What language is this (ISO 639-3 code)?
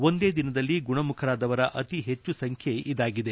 kan